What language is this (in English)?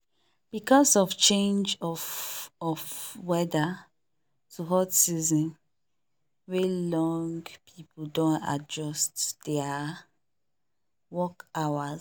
Nigerian Pidgin